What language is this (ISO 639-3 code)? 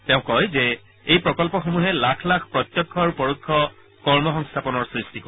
asm